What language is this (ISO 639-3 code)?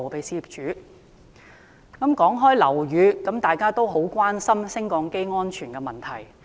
yue